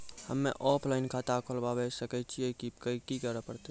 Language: Maithili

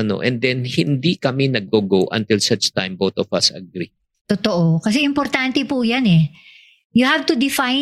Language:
Filipino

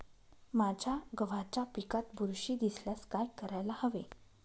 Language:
Marathi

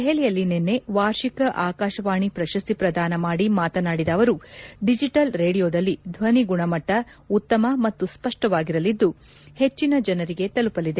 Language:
Kannada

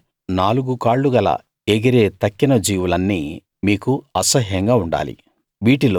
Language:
Telugu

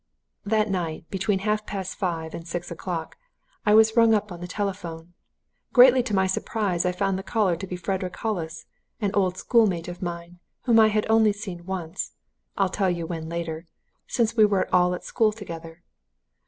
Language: English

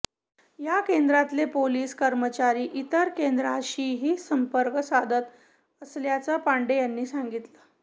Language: Marathi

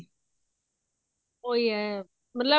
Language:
Punjabi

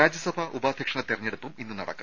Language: Malayalam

